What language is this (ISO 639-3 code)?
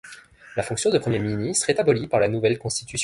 fra